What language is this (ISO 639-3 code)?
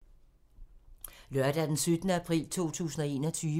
dan